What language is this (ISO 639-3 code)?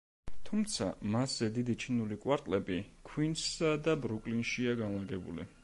kat